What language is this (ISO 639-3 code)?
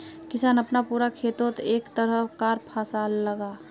mag